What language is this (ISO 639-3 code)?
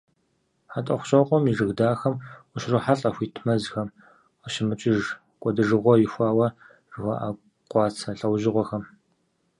kbd